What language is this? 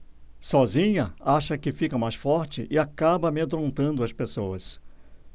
Portuguese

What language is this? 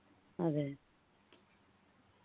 Malayalam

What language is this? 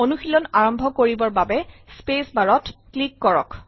Assamese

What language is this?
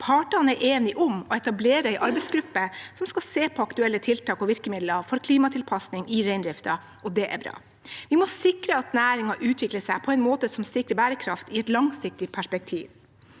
Norwegian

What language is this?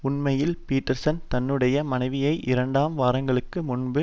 Tamil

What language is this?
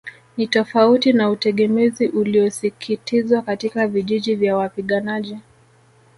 Swahili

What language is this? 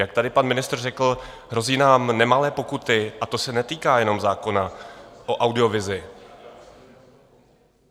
Czech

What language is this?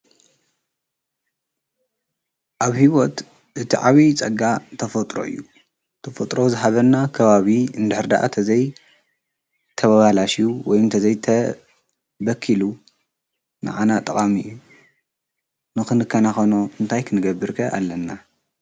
Tigrinya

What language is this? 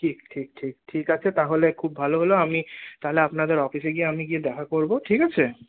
Bangla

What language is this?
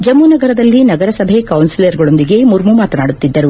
Kannada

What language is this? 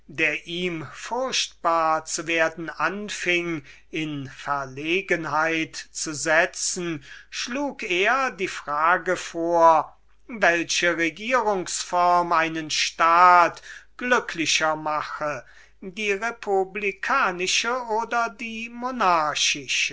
German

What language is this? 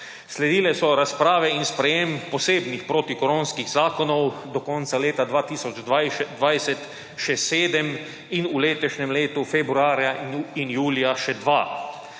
Slovenian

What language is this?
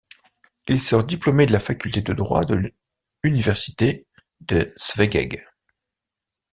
French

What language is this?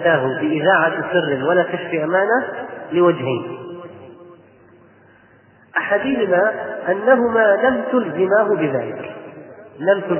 Arabic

